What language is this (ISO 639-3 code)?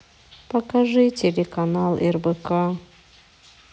rus